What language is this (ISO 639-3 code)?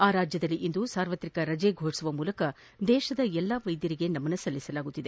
kan